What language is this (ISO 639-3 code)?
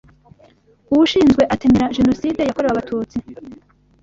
kin